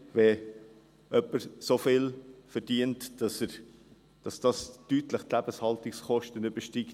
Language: Swiss German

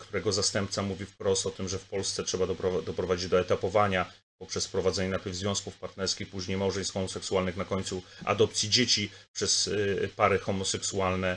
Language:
Polish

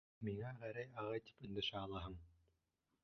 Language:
Bashkir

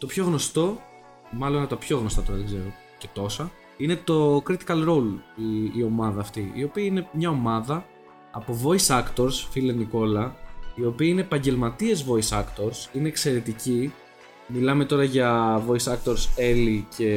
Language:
Greek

